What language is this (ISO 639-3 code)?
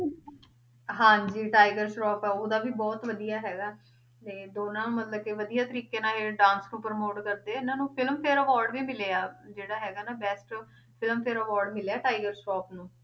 pan